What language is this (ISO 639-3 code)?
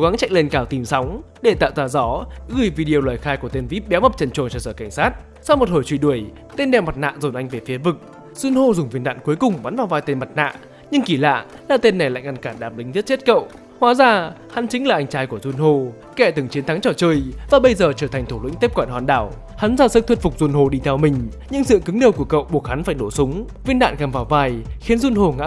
vie